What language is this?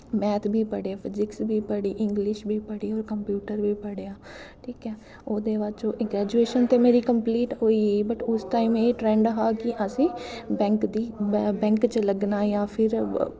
Dogri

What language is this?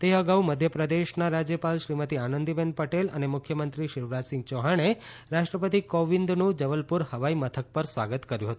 Gujarati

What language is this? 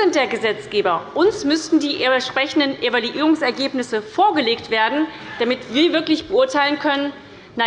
German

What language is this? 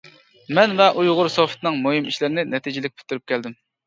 Uyghur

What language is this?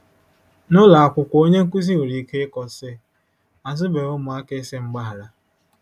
Igbo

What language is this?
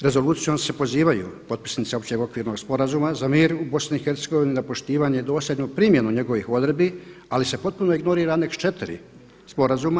Croatian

